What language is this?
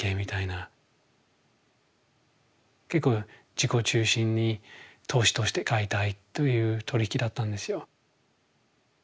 Japanese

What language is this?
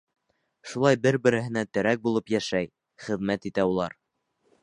Bashkir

